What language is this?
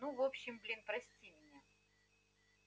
Russian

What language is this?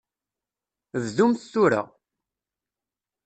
Kabyle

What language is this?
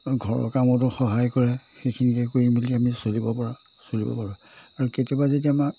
Assamese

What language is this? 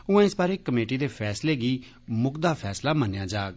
Dogri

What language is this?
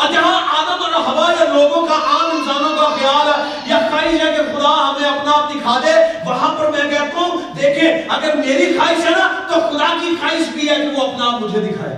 Urdu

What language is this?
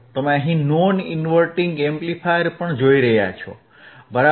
Gujarati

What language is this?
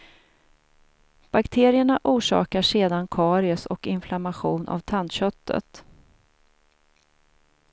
Swedish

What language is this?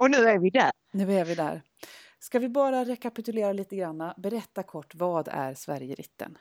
Swedish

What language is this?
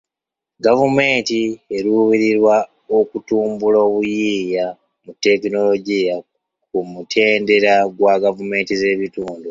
Ganda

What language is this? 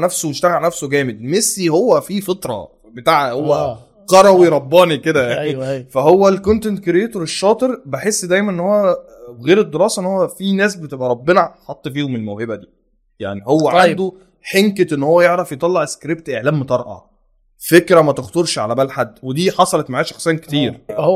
Arabic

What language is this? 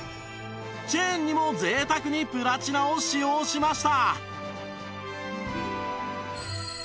Japanese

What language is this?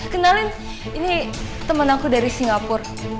Indonesian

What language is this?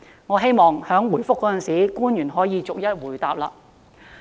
Cantonese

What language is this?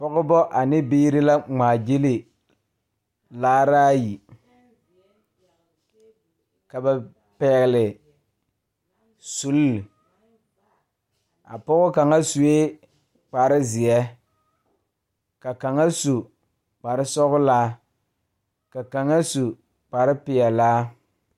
Southern Dagaare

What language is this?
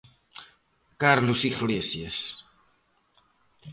Galician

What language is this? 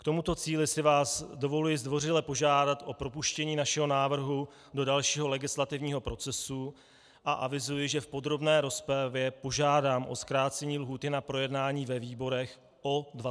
Czech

